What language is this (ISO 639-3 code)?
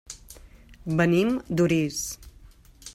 cat